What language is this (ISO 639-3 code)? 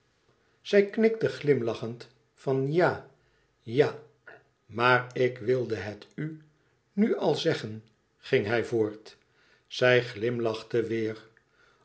nld